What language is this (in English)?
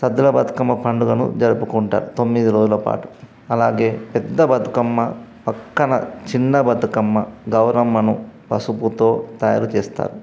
Telugu